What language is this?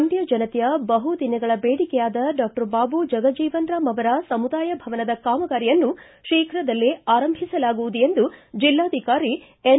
Kannada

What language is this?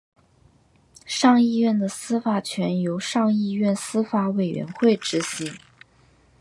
Chinese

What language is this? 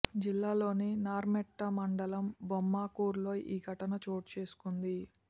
Telugu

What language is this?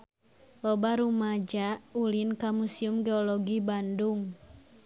Sundanese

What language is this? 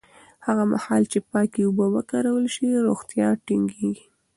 Pashto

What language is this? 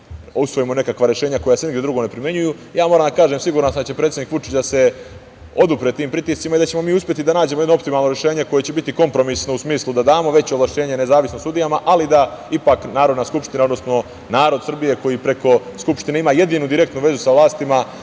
Serbian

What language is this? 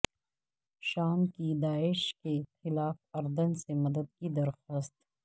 Urdu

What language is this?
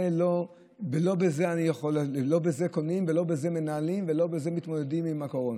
Hebrew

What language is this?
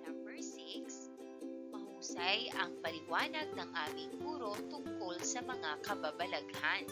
Filipino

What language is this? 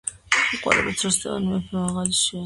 Georgian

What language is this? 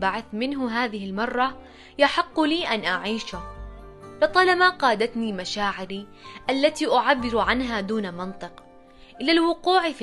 Arabic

